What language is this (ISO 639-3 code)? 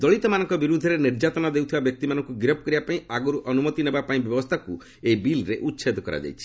ori